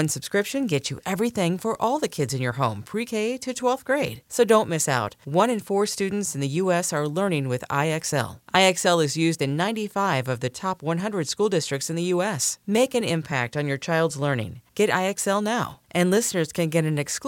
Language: English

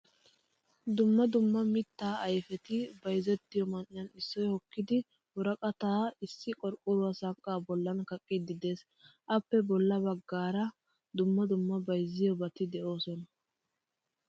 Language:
Wolaytta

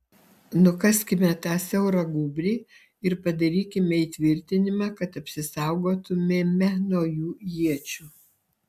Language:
Lithuanian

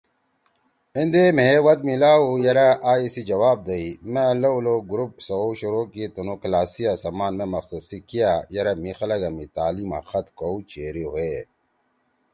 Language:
Torwali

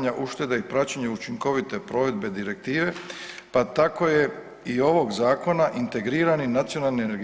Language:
Croatian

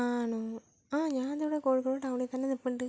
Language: Malayalam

